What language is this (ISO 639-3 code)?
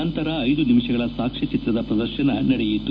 kan